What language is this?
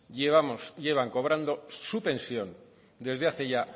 Spanish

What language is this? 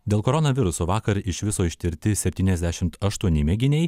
Lithuanian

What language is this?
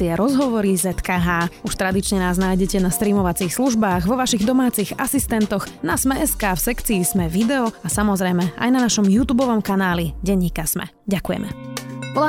Slovak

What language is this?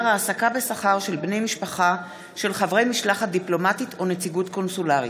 Hebrew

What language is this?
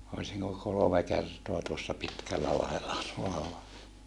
Finnish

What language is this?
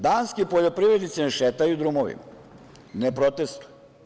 Serbian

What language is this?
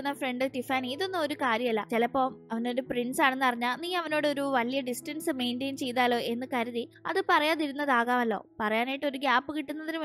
Malayalam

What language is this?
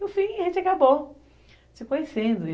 Portuguese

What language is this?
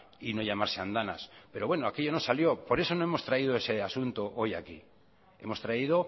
Spanish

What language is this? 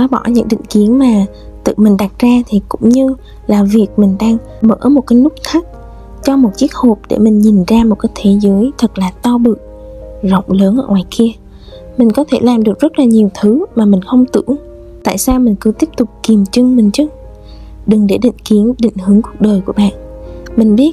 Vietnamese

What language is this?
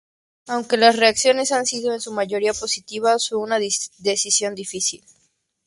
Spanish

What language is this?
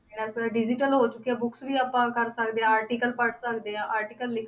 Punjabi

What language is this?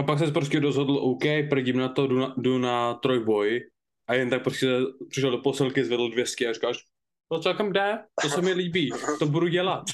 Czech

